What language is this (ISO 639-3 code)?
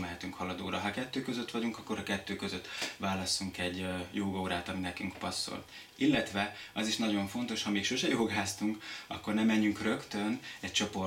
hun